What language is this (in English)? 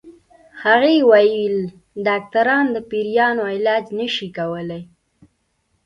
Pashto